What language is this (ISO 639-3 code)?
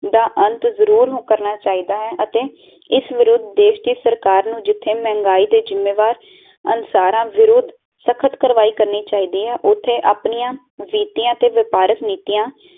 pan